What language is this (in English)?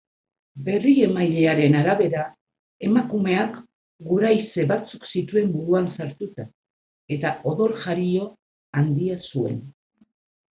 Basque